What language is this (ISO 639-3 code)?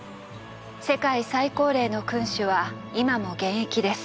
jpn